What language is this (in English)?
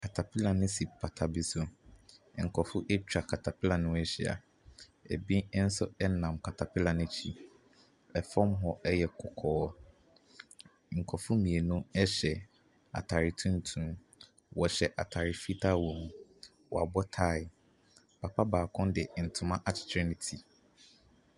Akan